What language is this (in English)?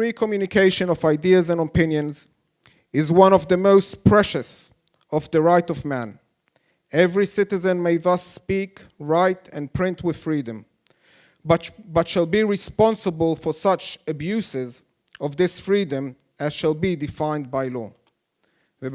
Hebrew